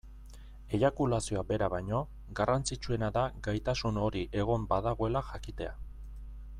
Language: Basque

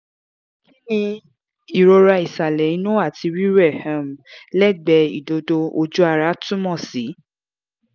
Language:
Yoruba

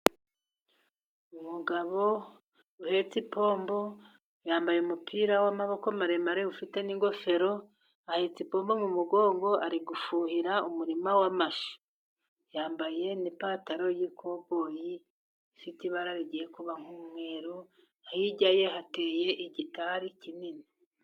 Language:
Kinyarwanda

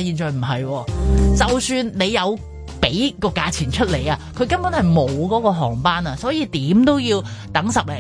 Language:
Chinese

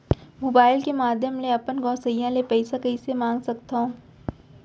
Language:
Chhattisgarhi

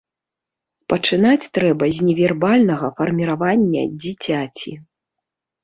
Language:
Belarusian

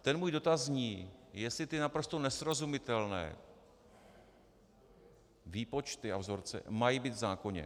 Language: Czech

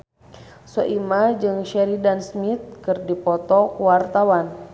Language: Sundanese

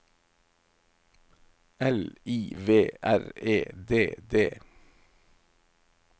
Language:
Norwegian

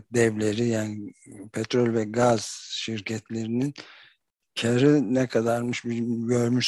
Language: Turkish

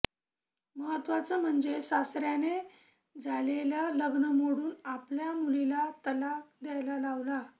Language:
Marathi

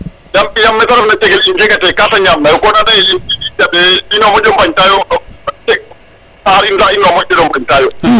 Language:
Serer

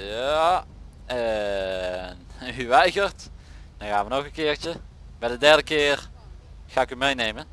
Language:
Dutch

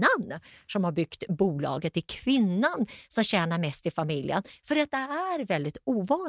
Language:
Swedish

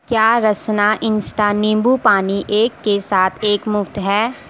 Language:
Urdu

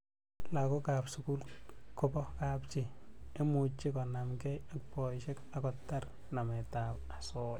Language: Kalenjin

